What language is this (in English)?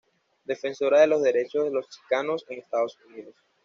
Spanish